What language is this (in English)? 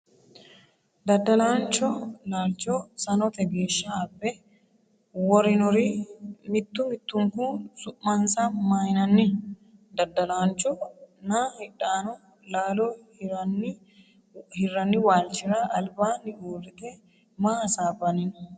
Sidamo